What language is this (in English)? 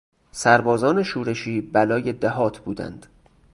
Persian